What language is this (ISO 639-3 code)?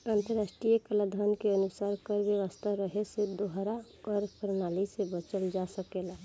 bho